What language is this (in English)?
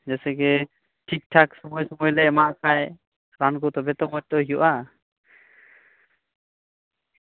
Santali